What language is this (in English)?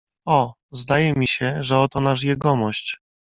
Polish